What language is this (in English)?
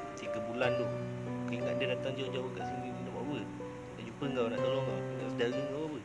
Malay